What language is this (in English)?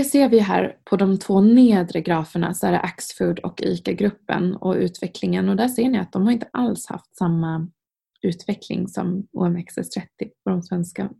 Swedish